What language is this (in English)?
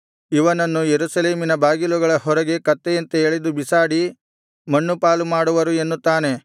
Kannada